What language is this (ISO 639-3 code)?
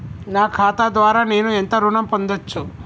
tel